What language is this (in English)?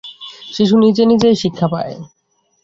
Bangla